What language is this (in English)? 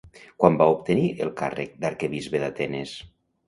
Catalan